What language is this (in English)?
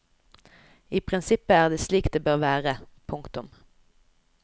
Norwegian